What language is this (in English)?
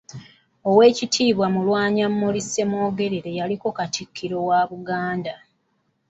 Ganda